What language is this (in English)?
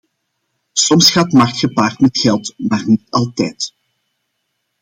Dutch